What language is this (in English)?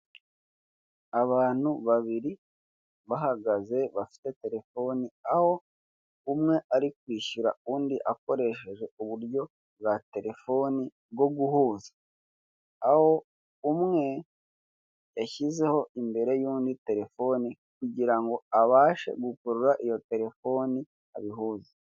Kinyarwanda